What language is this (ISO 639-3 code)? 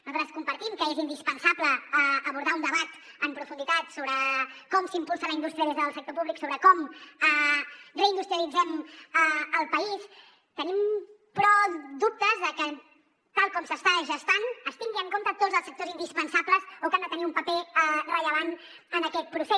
cat